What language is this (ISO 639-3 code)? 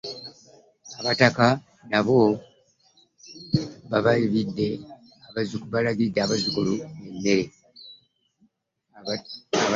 lug